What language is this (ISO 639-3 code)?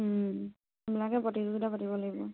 asm